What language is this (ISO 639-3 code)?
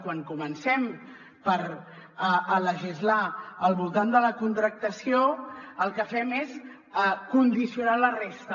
cat